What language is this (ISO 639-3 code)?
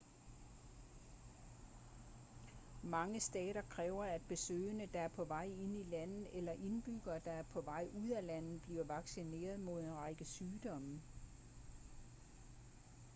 dan